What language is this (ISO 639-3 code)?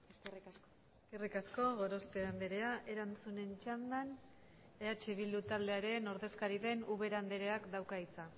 eus